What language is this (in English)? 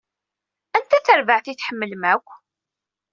Kabyle